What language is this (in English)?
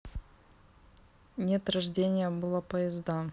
Russian